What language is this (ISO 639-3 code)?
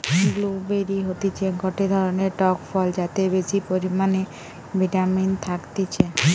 ben